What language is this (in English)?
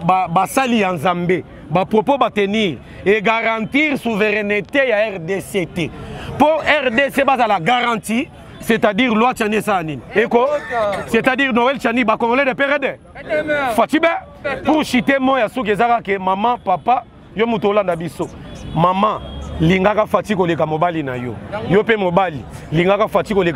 French